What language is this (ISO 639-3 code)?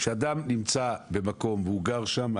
heb